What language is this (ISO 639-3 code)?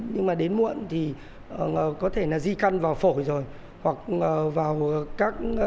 vie